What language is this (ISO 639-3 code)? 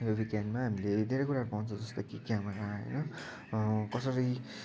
nep